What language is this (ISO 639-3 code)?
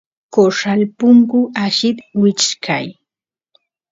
qus